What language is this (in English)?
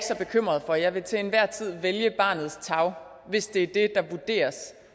Danish